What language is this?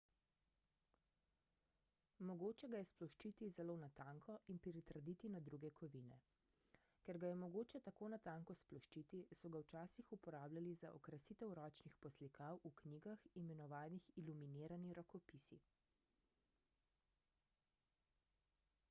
Slovenian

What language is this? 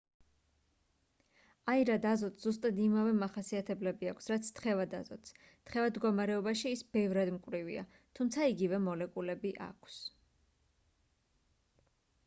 Georgian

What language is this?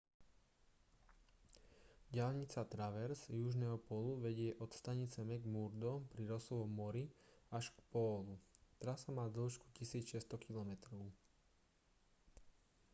Slovak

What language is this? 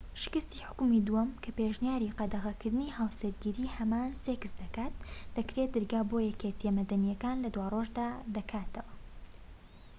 Central Kurdish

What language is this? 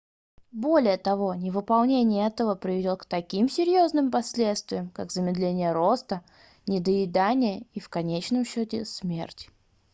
Russian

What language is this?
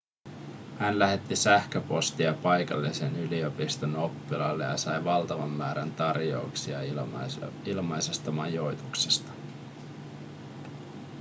Finnish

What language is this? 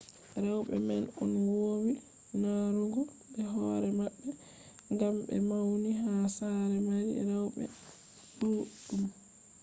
Fula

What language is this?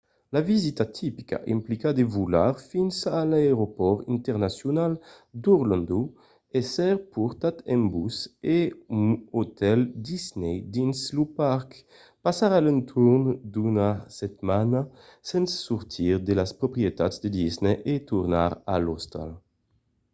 Occitan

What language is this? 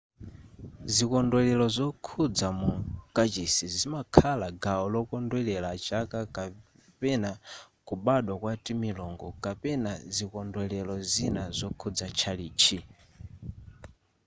Nyanja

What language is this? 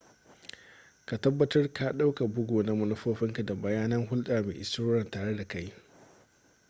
Hausa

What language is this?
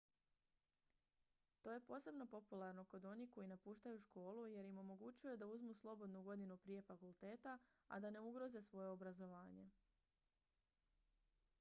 Croatian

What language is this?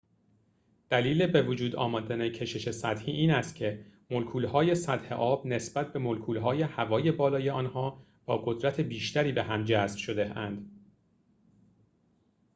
Persian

